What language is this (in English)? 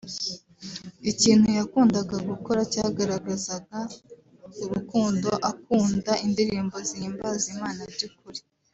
Kinyarwanda